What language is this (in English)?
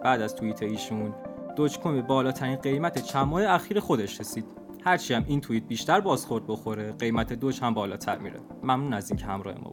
Persian